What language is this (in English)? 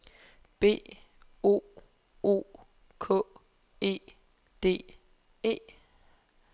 Danish